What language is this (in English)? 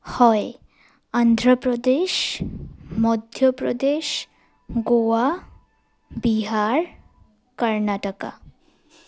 Assamese